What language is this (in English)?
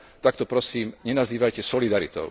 Slovak